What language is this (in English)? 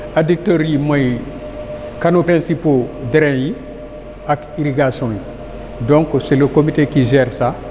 Wolof